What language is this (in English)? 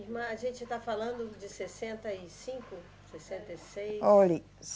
Portuguese